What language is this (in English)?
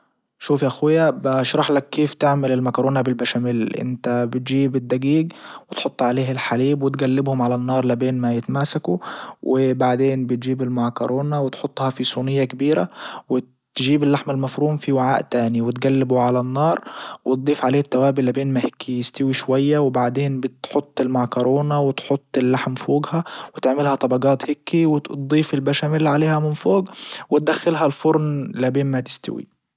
Libyan Arabic